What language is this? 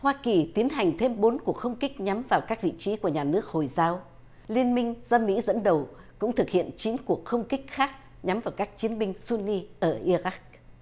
Vietnamese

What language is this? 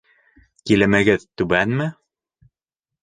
Bashkir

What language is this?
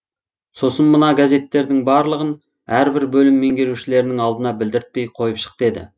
Kazakh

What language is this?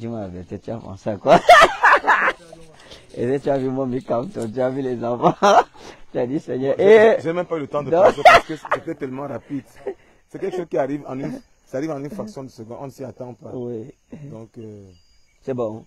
French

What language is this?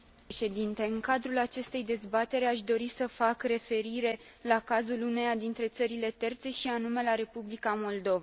Romanian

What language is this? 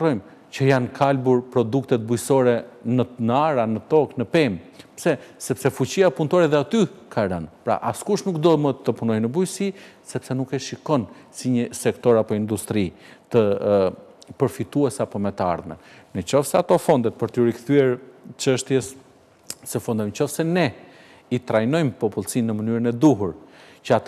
Romanian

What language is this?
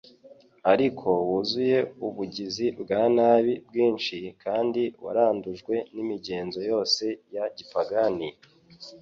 Kinyarwanda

